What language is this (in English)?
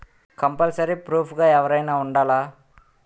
Telugu